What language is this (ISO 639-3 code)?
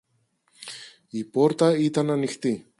ell